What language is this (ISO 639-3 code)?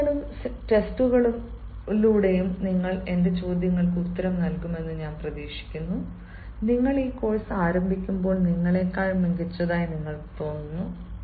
mal